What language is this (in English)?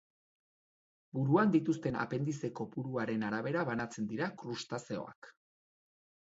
Basque